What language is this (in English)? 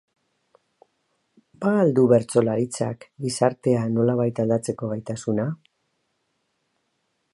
Basque